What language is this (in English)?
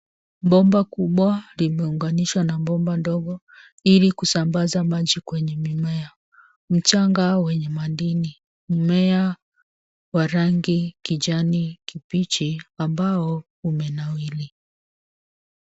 Swahili